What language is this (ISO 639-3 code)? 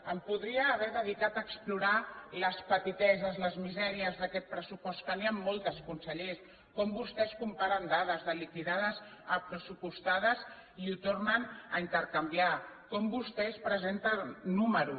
cat